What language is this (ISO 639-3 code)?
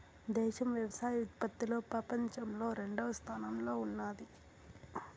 tel